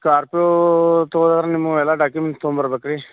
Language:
Kannada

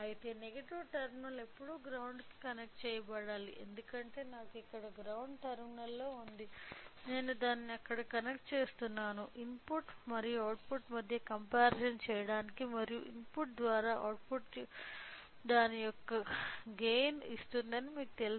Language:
Telugu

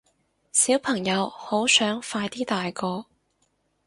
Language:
Cantonese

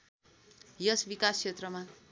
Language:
Nepali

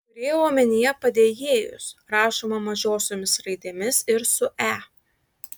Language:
Lithuanian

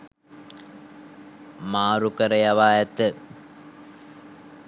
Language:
Sinhala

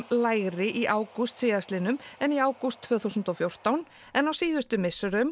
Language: Icelandic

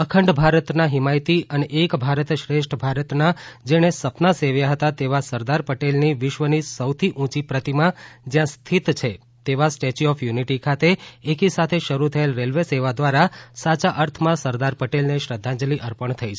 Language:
Gujarati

